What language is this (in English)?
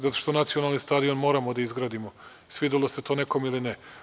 Serbian